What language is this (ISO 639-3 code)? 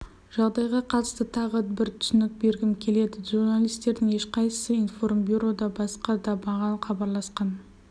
kaz